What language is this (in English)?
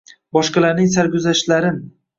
Uzbek